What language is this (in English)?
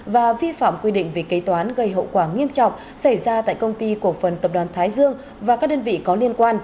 Vietnamese